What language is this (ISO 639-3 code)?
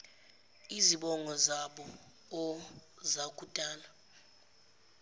zul